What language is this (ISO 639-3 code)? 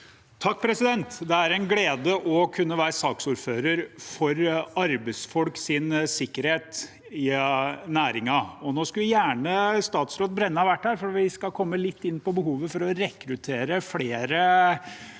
nor